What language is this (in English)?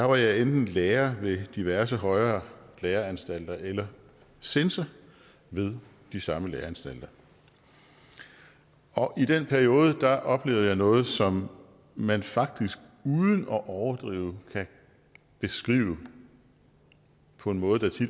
Danish